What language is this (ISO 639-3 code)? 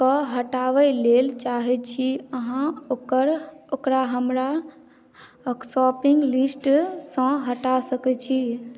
mai